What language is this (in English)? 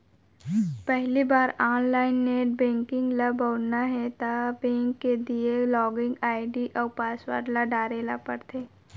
Chhattisgarhi